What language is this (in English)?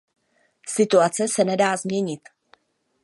Czech